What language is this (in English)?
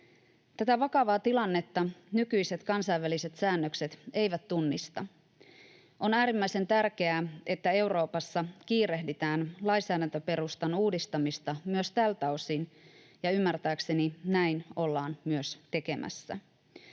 Finnish